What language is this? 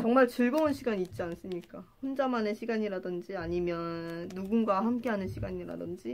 Korean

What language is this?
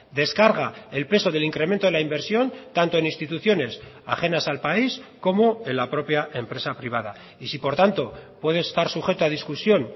Spanish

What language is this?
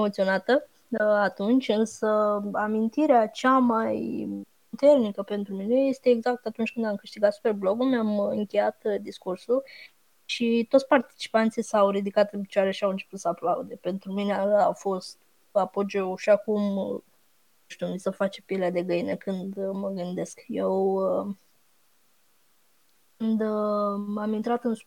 Romanian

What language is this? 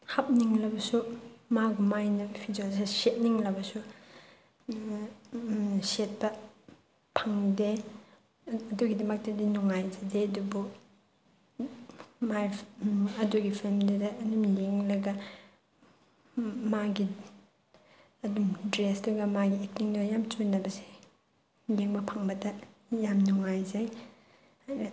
Manipuri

